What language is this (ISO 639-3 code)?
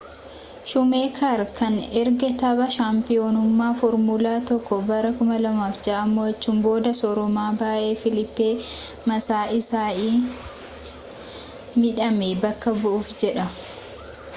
orm